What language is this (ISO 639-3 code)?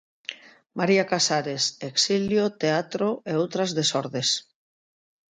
glg